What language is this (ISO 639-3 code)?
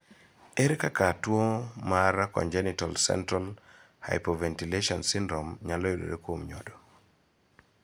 luo